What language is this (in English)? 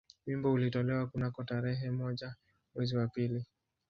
Swahili